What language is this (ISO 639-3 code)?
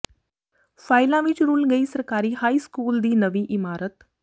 pan